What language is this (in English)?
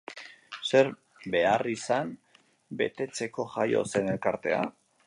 Basque